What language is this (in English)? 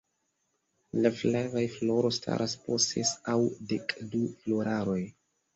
Esperanto